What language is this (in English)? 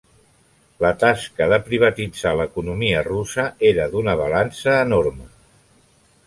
Catalan